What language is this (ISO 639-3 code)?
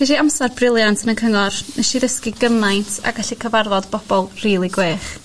cym